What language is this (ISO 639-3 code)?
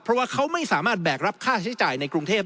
tha